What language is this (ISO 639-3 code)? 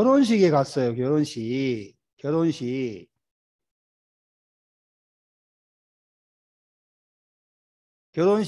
kor